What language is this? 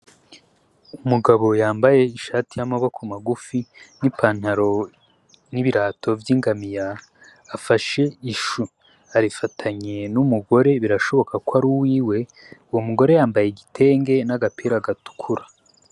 Rundi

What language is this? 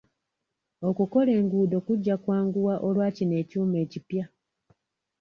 Ganda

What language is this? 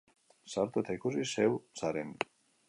Basque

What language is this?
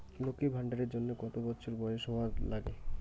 Bangla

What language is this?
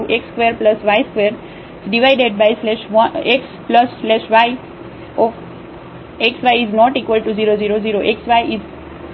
Gujarati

